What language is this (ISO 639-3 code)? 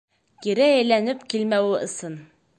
bak